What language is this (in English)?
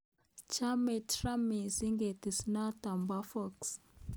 Kalenjin